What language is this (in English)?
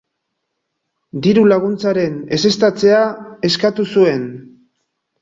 Basque